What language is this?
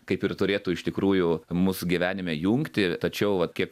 Lithuanian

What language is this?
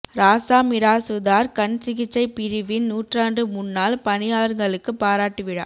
Tamil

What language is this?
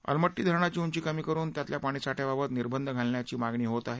Marathi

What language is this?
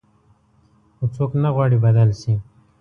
Pashto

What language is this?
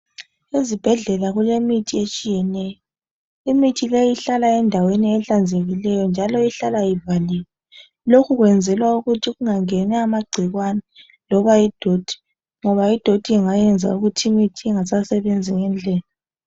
North Ndebele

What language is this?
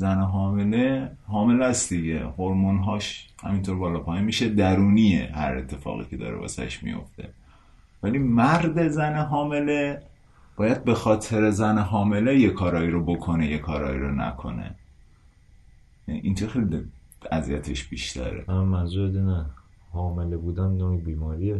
Persian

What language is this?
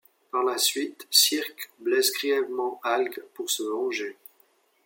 French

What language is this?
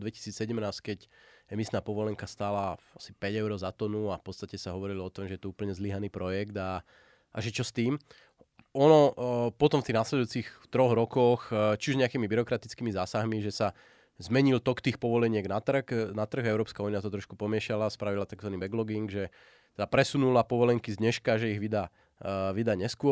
Slovak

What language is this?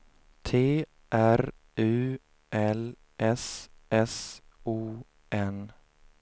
Swedish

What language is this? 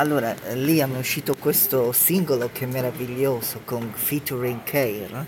Italian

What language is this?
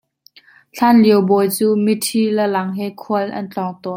Hakha Chin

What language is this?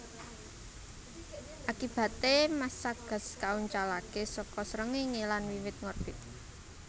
Javanese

